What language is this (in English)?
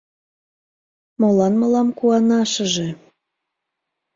Mari